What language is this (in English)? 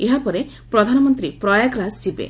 Odia